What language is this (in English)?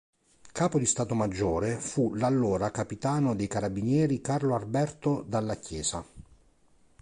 Italian